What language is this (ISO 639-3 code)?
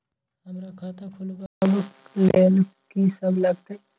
mai